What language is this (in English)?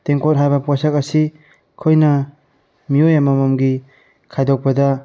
Manipuri